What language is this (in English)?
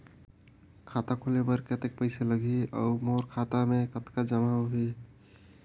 Chhattisgarhi